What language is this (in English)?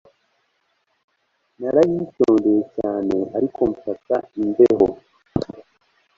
Kinyarwanda